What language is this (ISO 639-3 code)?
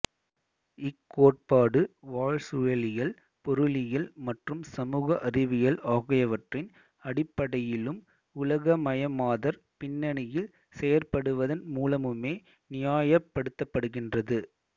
tam